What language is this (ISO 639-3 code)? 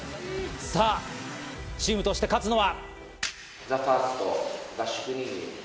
jpn